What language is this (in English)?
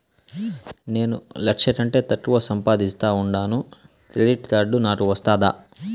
Telugu